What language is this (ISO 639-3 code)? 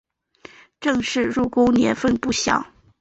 zho